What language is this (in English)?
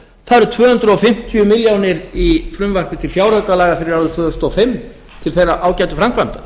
Icelandic